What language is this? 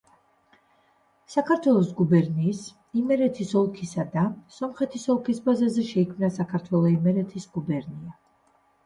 Georgian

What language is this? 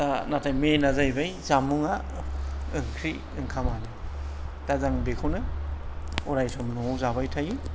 Bodo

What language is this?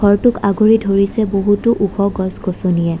Assamese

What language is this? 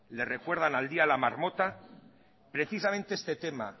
Spanish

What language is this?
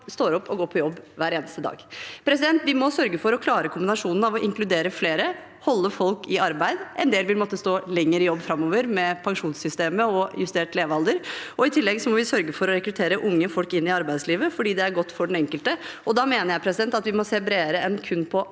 Norwegian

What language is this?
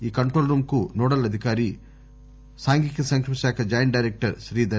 Telugu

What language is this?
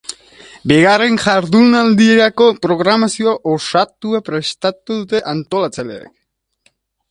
Basque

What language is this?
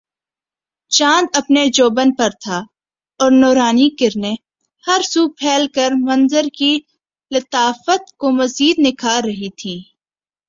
Urdu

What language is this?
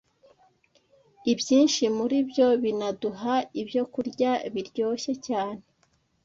Kinyarwanda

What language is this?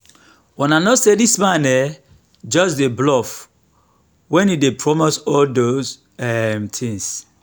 Nigerian Pidgin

